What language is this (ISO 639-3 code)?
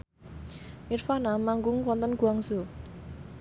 jav